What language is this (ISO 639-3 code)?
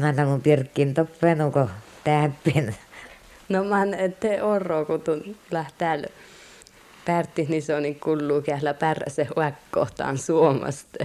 fin